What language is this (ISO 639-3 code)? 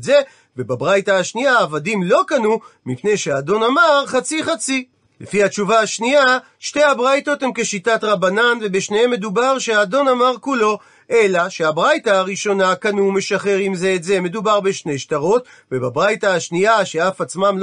heb